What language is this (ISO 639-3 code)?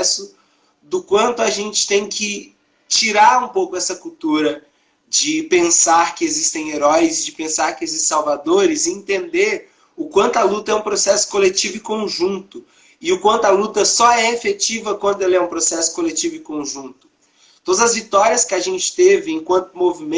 por